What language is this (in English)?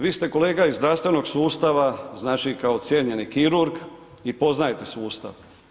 Croatian